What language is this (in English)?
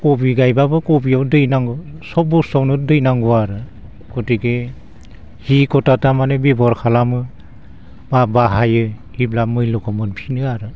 Bodo